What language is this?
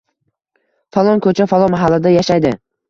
Uzbek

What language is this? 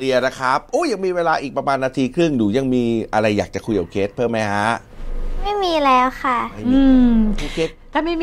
Thai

